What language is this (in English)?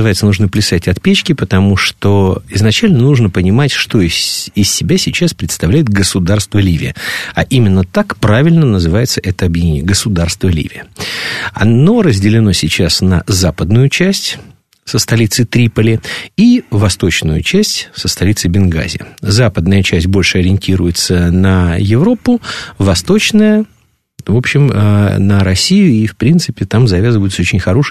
Russian